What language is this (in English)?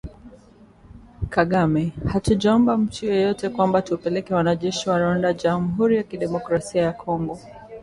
Swahili